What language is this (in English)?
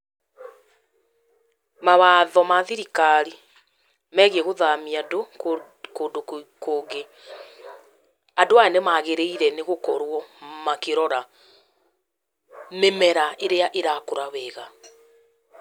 Kikuyu